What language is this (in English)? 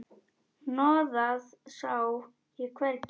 Icelandic